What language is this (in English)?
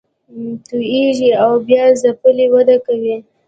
Pashto